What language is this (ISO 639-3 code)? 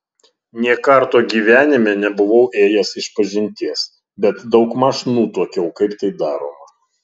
lit